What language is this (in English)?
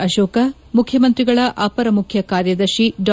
Kannada